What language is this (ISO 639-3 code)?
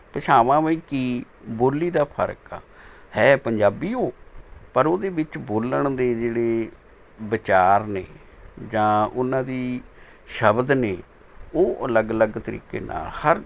pan